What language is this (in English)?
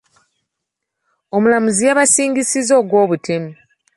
Ganda